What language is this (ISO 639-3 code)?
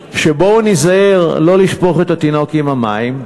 heb